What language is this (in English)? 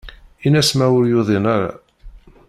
Kabyle